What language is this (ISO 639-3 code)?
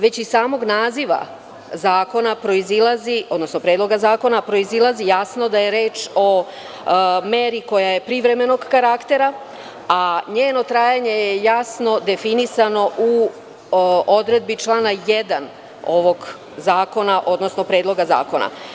srp